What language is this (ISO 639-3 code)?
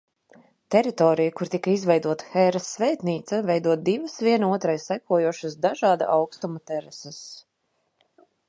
lav